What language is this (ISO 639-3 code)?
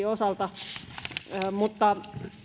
fin